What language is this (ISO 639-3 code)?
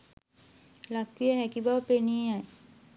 sin